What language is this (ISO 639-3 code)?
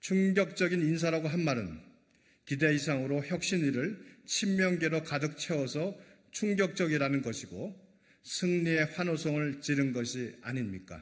kor